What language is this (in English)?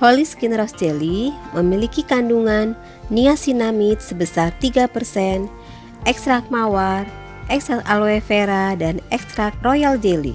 Indonesian